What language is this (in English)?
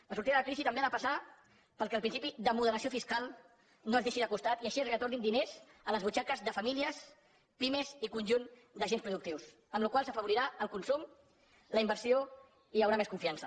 Catalan